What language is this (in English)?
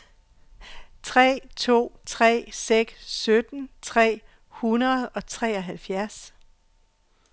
Danish